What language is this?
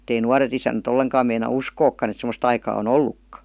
Finnish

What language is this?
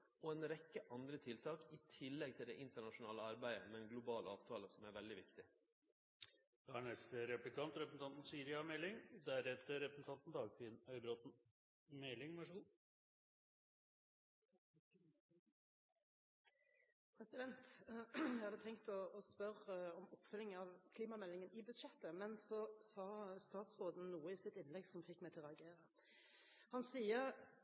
Norwegian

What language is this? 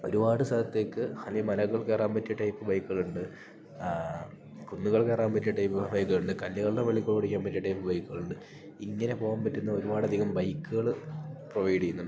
Malayalam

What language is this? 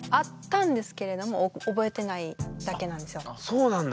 Japanese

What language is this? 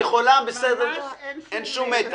Hebrew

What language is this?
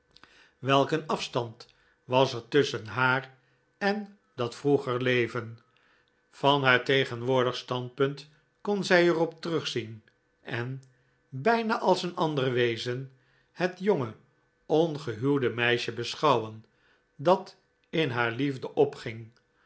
Dutch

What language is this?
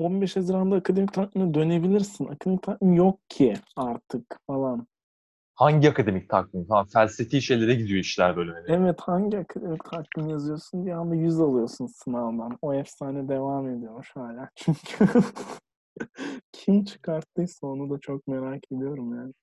Turkish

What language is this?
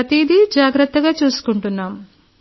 Telugu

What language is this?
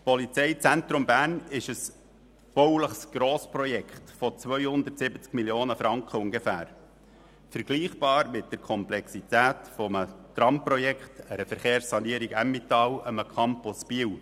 Swiss German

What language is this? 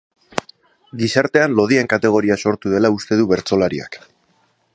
Basque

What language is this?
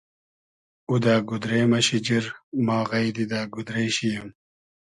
Hazaragi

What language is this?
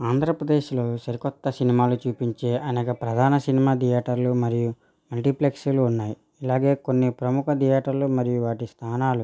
Telugu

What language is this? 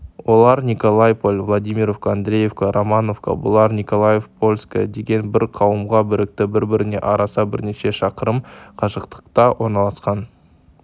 Kazakh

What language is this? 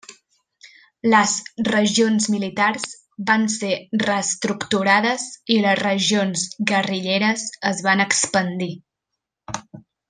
Catalan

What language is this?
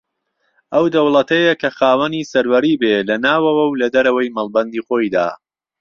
Central Kurdish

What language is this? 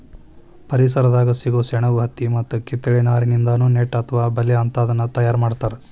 Kannada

